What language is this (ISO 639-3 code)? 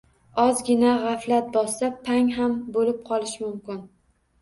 uzb